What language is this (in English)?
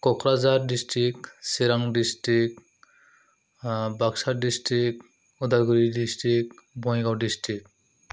Bodo